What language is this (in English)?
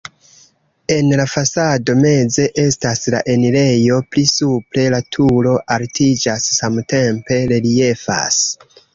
Esperanto